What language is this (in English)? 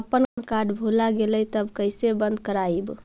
Magahi